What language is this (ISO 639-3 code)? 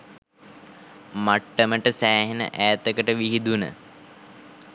sin